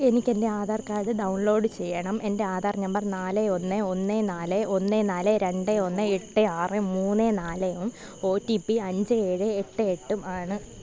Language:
Malayalam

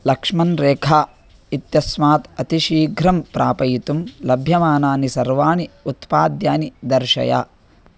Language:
Sanskrit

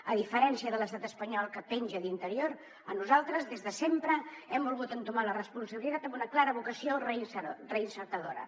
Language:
Catalan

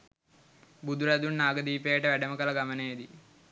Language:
Sinhala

